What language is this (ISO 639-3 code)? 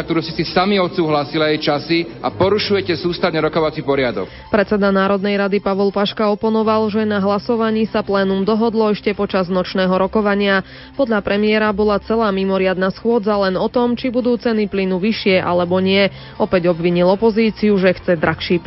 slk